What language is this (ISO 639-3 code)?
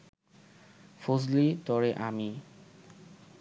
ben